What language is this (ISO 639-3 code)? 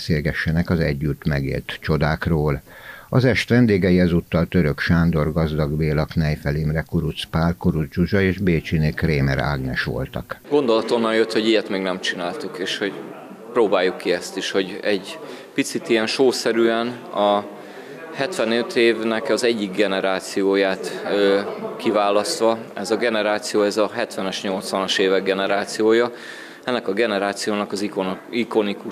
hun